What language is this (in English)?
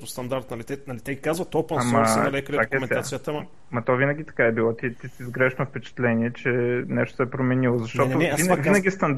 Bulgarian